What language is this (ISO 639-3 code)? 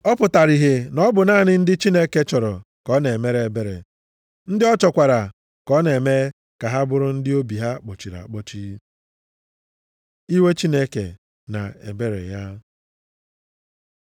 ibo